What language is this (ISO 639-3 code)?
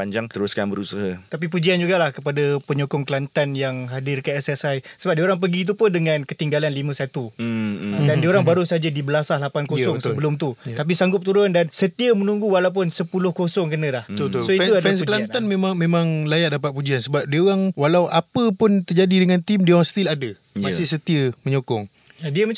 msa